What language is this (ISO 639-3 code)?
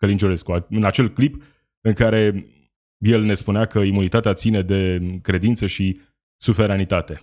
ron